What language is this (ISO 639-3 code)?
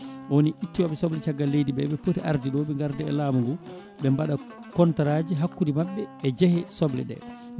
ful